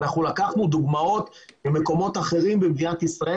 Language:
Hebrew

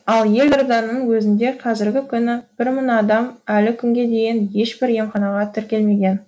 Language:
Kazakh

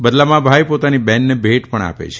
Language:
Gujarati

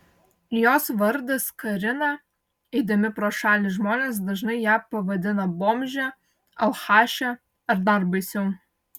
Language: Lithuanian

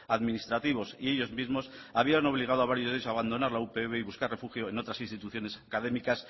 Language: Spanish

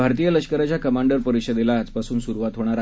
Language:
Marathi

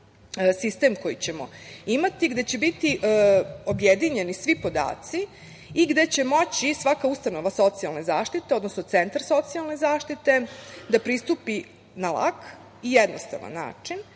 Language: Serbian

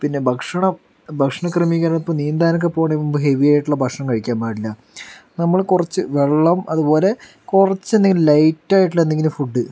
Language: Malayalam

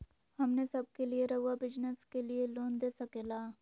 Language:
Magahi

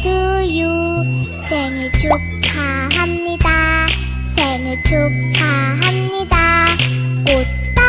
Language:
Vietnamese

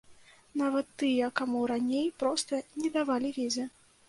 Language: Belarusian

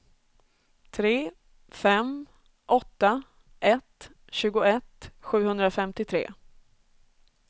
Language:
Swedish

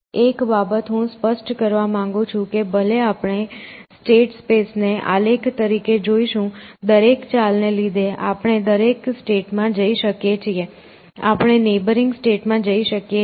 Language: Gujarati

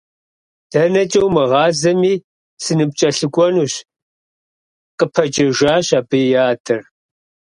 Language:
Kabardian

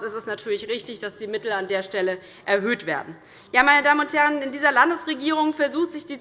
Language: German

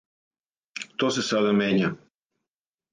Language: Serbian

